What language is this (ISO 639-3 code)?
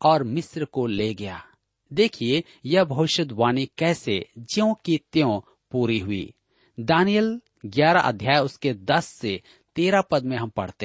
hin